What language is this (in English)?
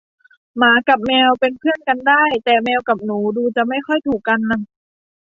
Thai